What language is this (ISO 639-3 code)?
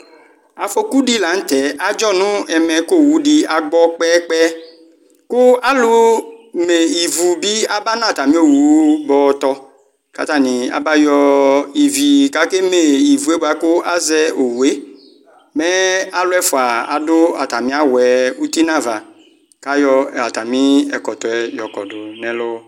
kpo